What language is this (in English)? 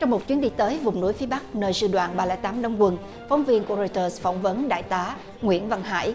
Vietnamese